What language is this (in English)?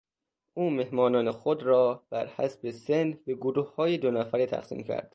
Persian